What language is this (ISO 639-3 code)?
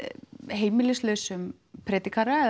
isl